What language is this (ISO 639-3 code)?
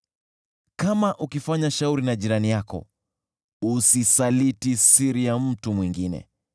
swa